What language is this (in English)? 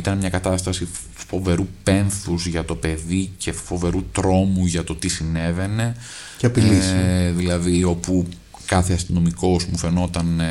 Greek